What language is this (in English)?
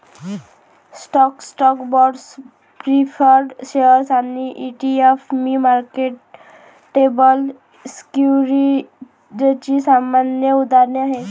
Marathi